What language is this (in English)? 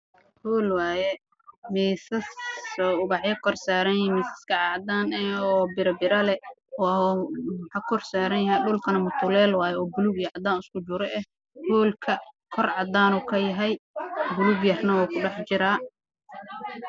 Somali